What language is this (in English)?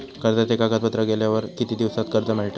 Marathi